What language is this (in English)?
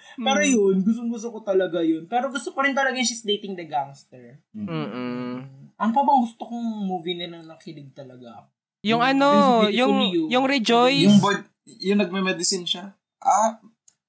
Filipino